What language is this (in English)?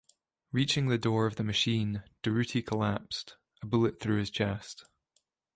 English